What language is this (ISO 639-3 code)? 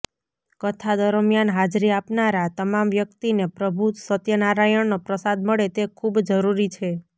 guj